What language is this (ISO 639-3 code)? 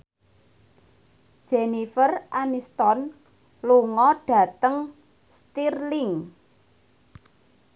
jav